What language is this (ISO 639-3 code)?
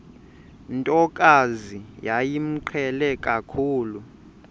xho